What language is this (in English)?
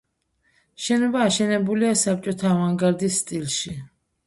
Georgian